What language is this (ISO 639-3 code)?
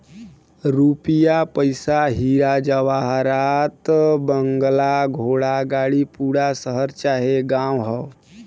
bho